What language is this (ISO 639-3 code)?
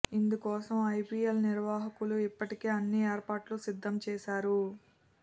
tel